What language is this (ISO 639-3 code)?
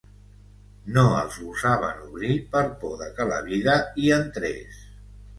cat